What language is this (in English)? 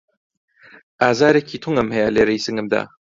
Central Kurdish